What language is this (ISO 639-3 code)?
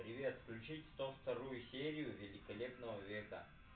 rus